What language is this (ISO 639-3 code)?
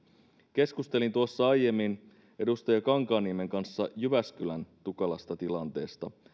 fin